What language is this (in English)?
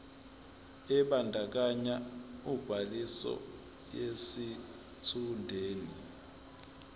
Zulu